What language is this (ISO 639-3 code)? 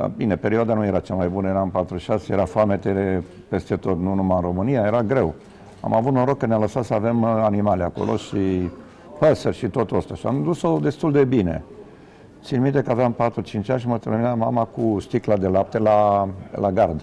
ron